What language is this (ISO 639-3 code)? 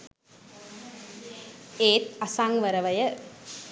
sin